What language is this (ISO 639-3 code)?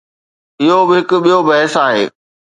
snd